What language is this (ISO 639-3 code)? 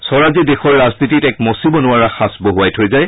asm